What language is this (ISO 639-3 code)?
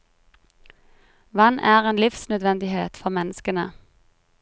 nor